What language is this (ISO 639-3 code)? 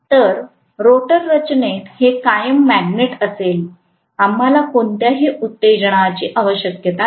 mar